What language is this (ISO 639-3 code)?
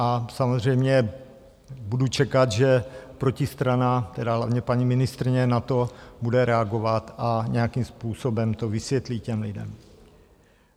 ces